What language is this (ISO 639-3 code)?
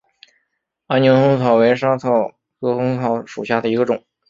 zho